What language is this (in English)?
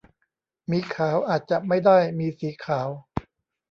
Thai